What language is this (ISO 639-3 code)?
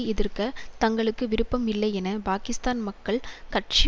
tam